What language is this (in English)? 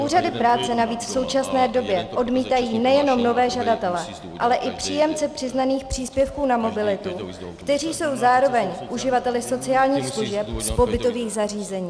Czech